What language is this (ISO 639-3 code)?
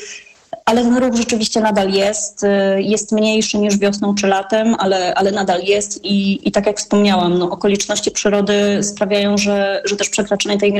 pol